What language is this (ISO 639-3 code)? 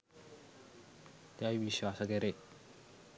sin